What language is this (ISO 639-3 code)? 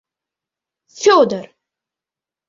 chm